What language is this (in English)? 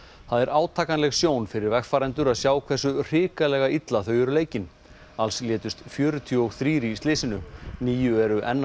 Icelandic